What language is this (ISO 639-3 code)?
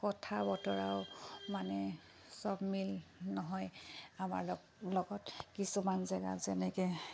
asm